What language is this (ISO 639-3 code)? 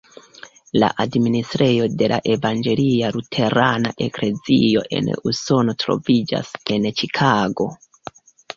epo